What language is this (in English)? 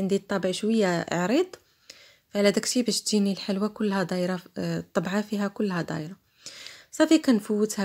Arabic